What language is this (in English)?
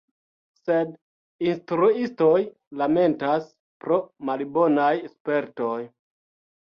Esperanto